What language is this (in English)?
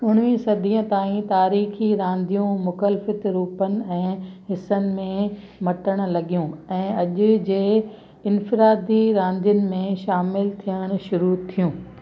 Sindhi